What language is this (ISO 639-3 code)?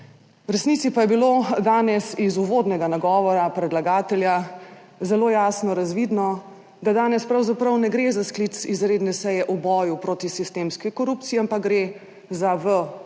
slv